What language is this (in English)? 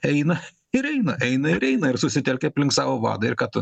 Lithuanian